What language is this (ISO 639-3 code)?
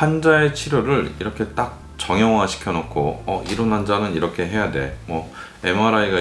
kor